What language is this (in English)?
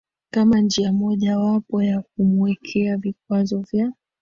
Swahili